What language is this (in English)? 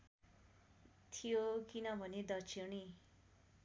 Nepali